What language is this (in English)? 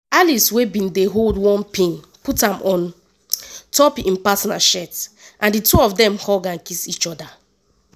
Nigerian Pidgin